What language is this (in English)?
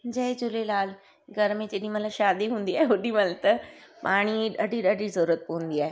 Sindhi